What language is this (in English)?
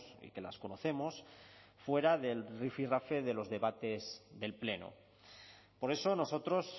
Spanish